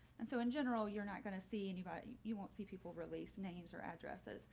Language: English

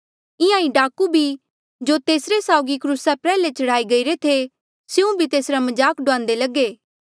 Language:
Mandeali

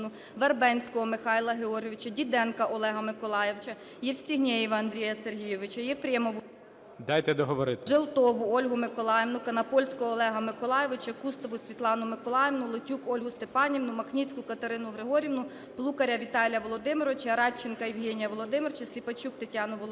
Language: Ukrainian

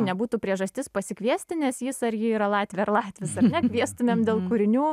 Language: Lithuanian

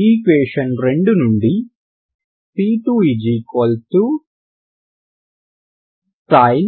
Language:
Telugu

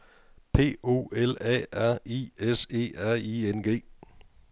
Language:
Danish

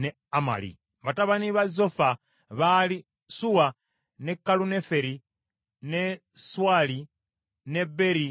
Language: Ganda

